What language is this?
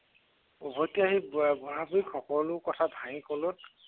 Assamese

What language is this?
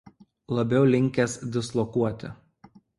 Lithuanian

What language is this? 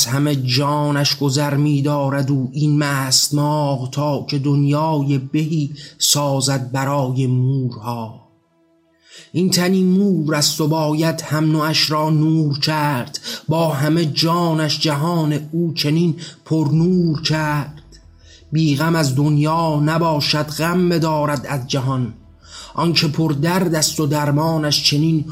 Persian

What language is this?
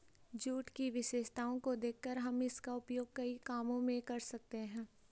Hindi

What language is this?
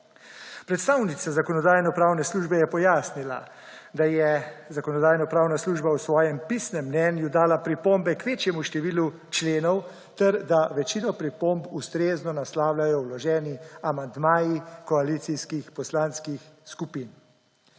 Slovenian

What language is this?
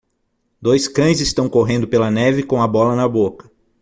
Portuguese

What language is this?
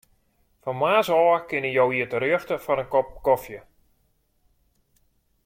Western Frisian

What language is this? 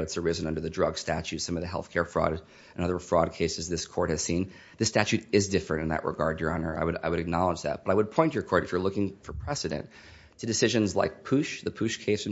English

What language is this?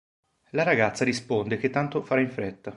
Italian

